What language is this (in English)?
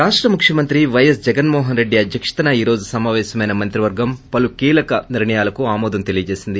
Telugu